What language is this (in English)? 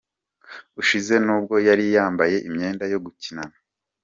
Kinyarwanda